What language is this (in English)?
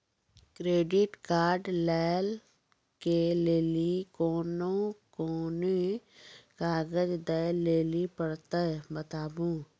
Maithili